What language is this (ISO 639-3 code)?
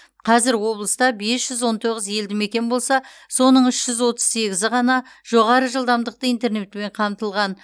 kaz